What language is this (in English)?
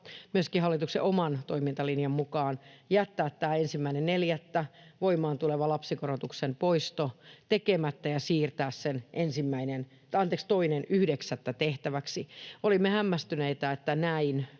Finnish